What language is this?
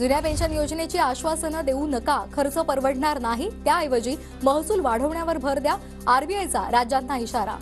Hindi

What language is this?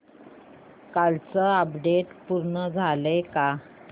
Marathi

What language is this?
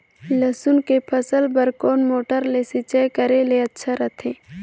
Chhattisgarhi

